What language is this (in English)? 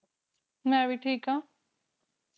Punjabi